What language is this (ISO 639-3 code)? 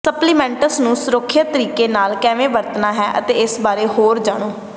pan